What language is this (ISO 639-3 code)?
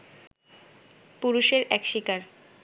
ben